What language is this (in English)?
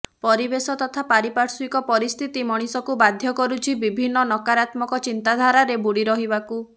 Odia